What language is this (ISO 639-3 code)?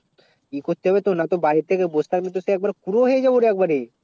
ben